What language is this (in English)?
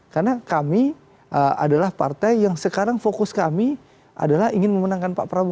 Indonesian